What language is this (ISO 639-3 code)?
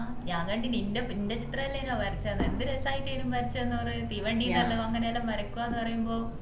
mal